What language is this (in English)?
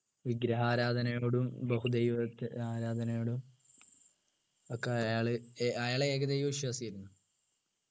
Malayalam